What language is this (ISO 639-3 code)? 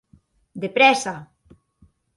oci